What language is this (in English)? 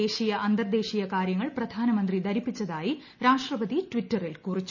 Malayalam